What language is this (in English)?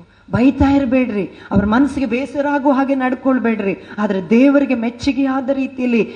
Kannada